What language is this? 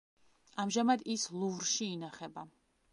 Georgian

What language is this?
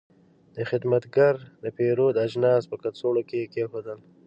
Pashto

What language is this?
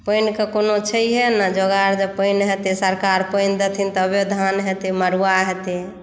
Maithili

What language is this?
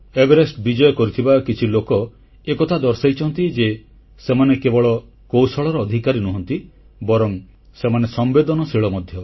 Odia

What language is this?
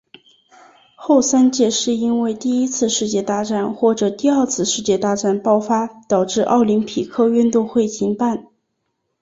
Chinese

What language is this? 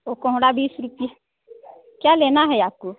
Hindi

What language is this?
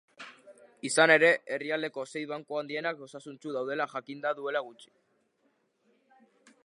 Basque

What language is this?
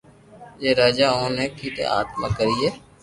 Loarki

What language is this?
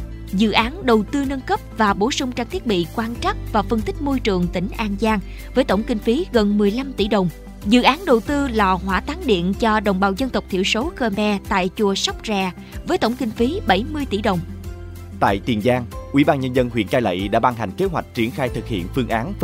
Vietnamese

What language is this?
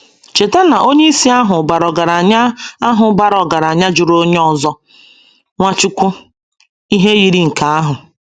Igbo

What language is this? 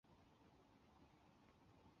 Chinese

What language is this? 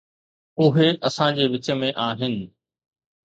Sindhi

